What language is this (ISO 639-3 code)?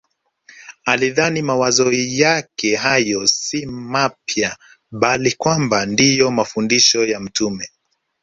swa